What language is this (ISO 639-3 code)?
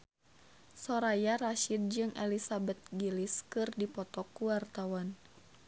sun